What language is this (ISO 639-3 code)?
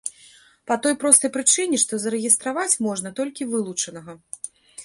bel